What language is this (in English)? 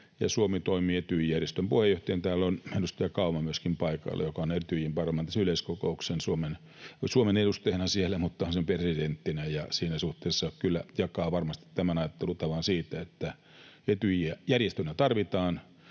Finnish